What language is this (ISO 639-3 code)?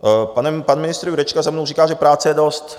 ces